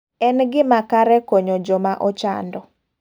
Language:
Luo (Kenya and Tanzania)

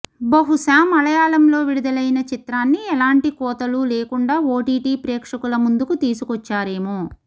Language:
Telugu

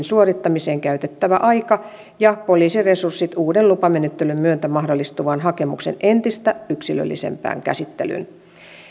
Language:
Finnish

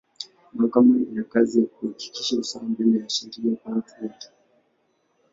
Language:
Swahili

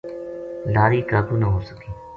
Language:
Gujari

